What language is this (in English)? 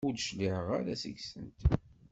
Kabyle